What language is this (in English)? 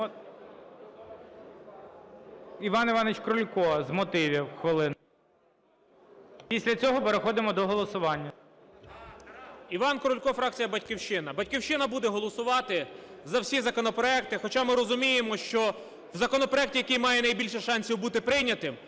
Ukrainian